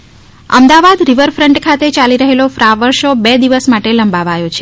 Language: Gujarati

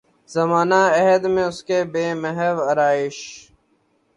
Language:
Urdu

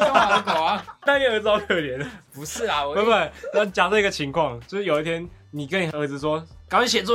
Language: Chinese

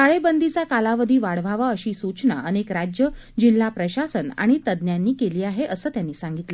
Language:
Marathi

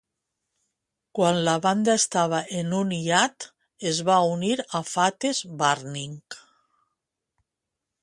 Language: Catalan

